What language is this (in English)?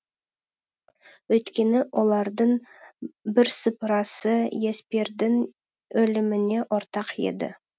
Kazakh